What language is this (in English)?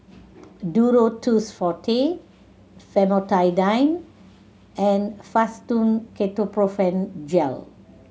English